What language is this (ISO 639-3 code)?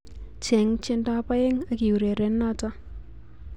kln